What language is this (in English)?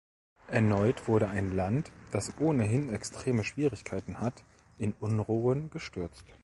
German